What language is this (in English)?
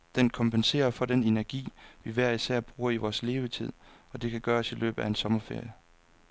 Danish